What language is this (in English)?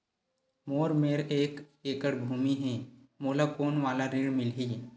Chhattisgarhi